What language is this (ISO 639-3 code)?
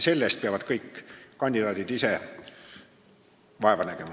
est